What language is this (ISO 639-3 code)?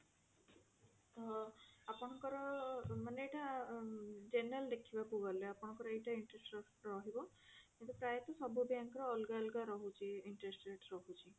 ori